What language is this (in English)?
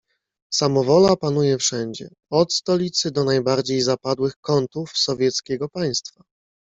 Polish